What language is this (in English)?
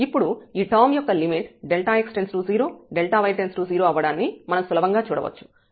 Telugu